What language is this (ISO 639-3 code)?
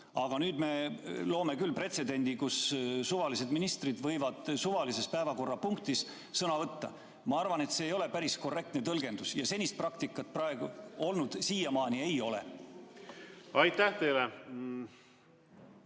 est